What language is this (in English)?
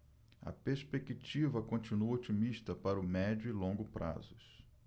Portuguese